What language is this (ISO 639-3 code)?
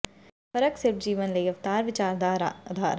pan